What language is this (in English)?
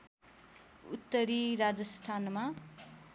Nepali